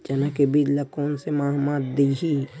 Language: Chhattisgarhi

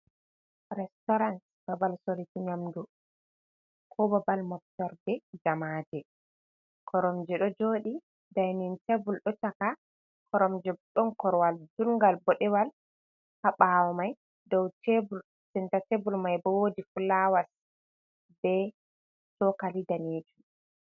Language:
Fula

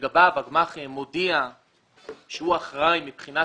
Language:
Hebrew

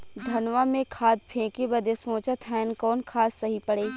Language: Bhojpuri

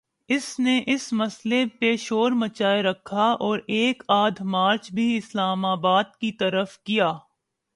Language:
Urdu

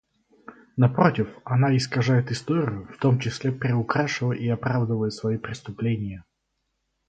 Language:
Russian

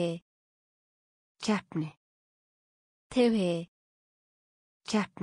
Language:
Korean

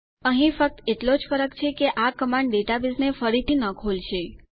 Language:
Gujarati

